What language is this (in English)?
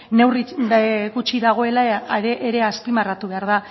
Basque